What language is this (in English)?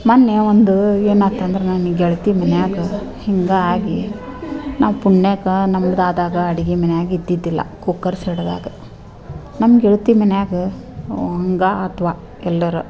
Kannada